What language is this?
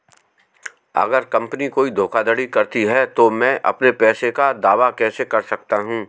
Hindi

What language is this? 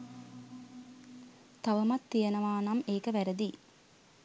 Sinhala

